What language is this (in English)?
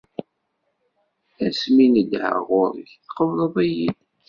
Kabyle